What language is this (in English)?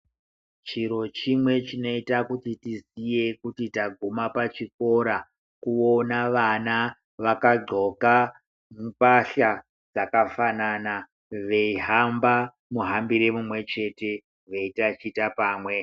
Ndau